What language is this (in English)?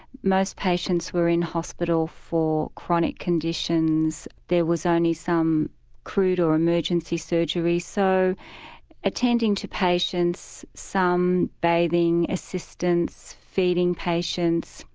English